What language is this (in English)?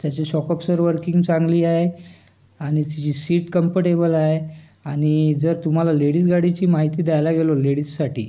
Marathi